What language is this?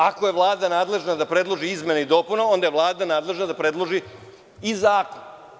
Serbian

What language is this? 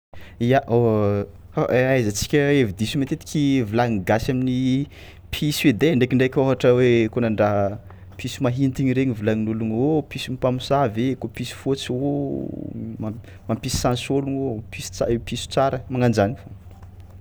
Tsimihety Malagasy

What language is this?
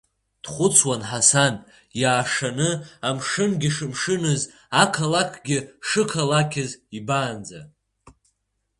Abkhazian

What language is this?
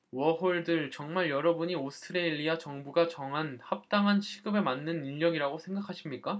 Korean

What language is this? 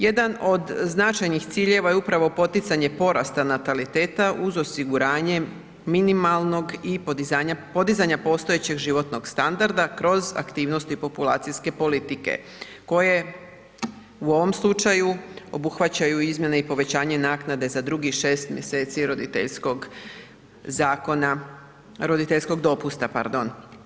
Croatian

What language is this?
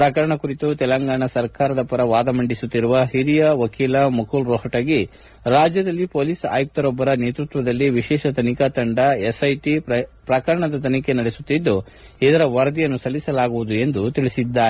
Kannada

